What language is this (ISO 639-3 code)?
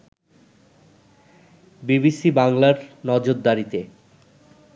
ben